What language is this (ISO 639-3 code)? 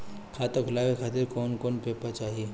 bho